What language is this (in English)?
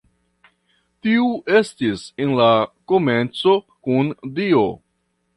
Esperanto